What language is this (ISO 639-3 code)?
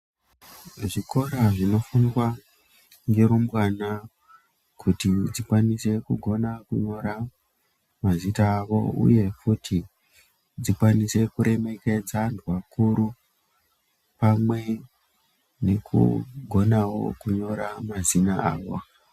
ndc